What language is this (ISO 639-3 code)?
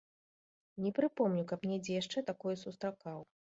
bel